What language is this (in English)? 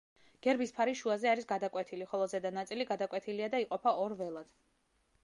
Georgian